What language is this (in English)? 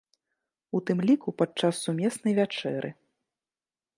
Belarusian